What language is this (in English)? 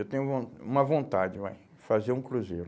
Portuguese